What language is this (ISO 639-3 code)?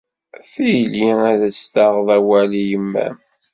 kab